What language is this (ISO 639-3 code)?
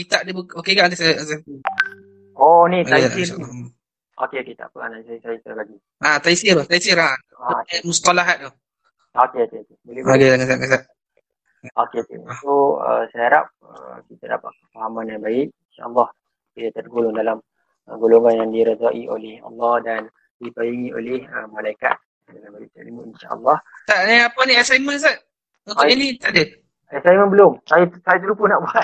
msa